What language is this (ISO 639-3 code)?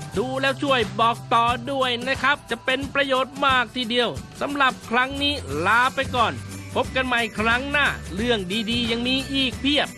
tha